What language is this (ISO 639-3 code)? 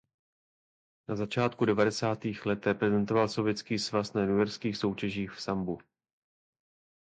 ces